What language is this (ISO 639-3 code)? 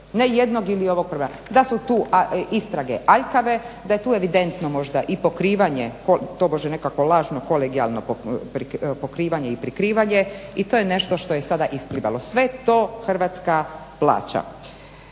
hrv